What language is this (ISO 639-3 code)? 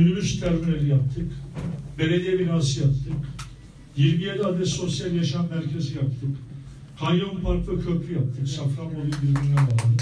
tur